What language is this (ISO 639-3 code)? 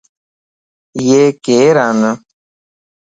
lss